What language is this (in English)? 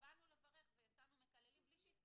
Hebrew